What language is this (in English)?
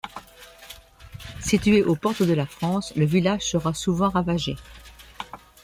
French